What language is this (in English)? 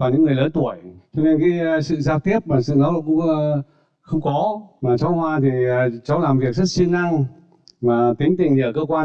Vietnamese